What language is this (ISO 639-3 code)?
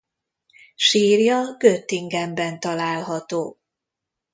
hun